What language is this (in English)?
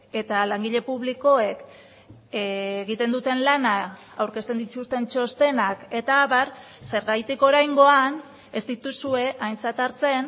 Basque